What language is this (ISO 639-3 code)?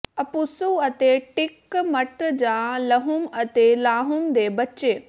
pan